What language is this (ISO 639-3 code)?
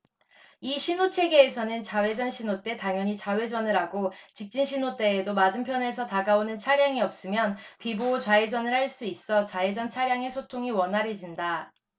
kor